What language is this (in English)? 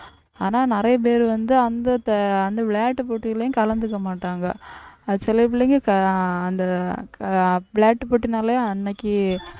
Tamil